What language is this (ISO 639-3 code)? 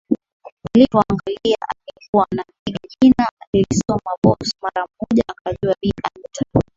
swa